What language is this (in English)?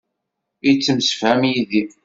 Kabyle